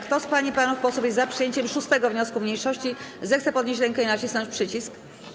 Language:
Polish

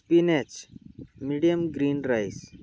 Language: Marathi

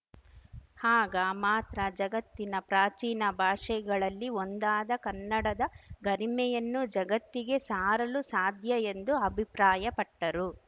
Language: Kannada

